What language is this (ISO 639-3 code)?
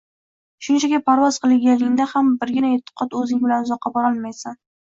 uzb